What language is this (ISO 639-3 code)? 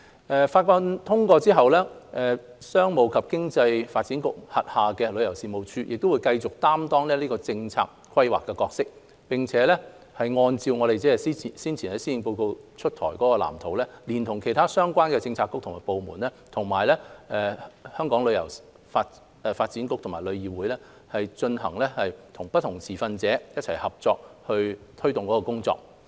yue